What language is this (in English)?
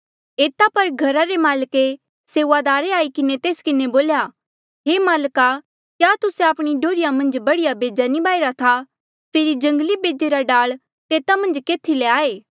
Mandeali